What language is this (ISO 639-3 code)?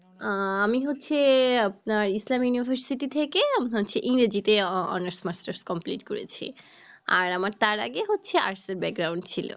ben